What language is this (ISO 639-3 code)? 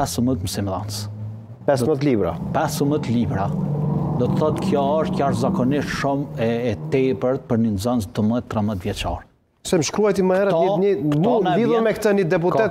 ron